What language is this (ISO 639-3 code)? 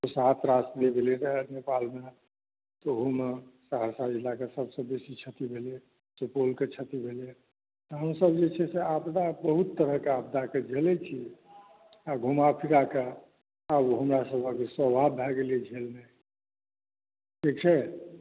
mai